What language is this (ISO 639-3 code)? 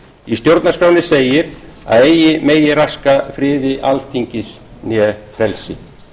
isl